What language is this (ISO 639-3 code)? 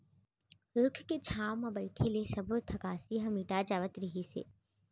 hne